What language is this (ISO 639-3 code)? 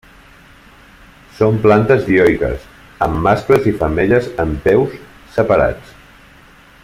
cat